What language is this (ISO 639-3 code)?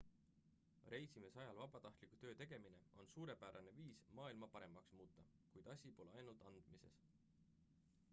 est